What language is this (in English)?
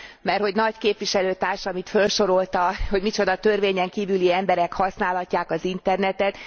Hungarian